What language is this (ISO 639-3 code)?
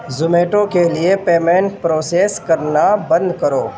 urd